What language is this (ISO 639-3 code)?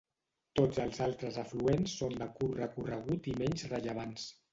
cat